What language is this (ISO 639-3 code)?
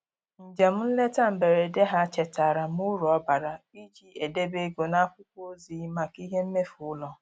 ibo